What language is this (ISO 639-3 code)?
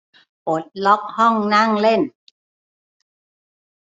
tha